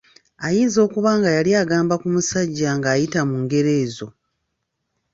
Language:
Ganda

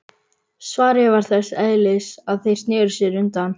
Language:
Icelandic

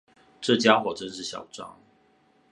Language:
Chinese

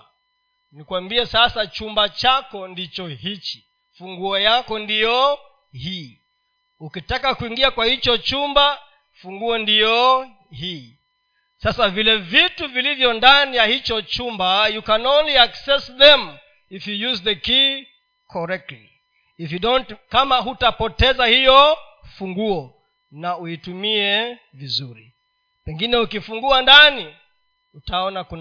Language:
Swahili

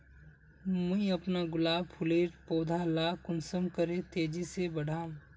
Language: Magahi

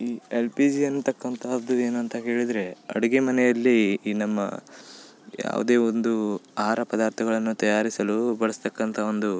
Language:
Kannada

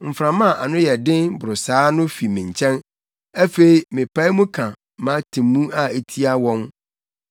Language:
Akan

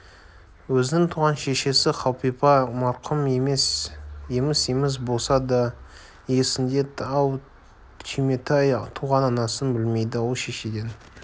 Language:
Kazakh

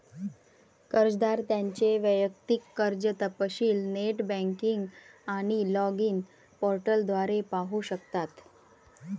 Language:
Marathi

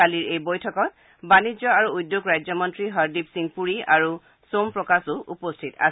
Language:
Assamese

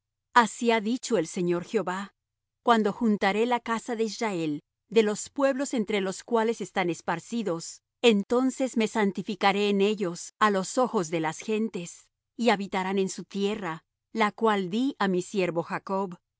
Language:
Spanish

